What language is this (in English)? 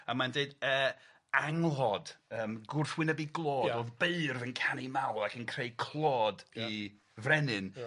Welsh